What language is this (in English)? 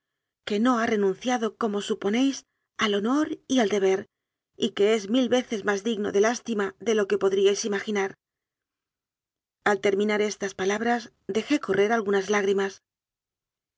Spanish